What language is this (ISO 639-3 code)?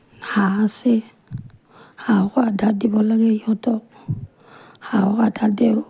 asm